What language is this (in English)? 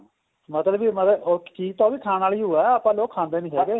Punjabi